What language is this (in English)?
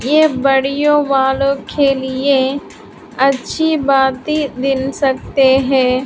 Hindi